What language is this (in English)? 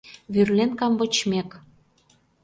Mari